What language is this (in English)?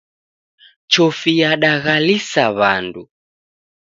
Taita